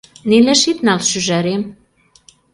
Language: Mari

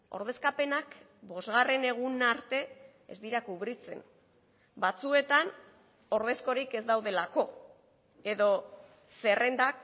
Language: Basque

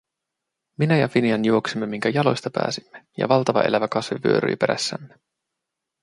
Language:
Finnish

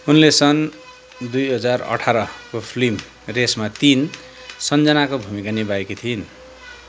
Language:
Nepali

